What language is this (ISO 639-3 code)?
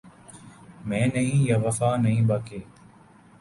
urd